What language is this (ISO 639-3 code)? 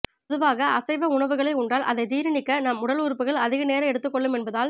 tam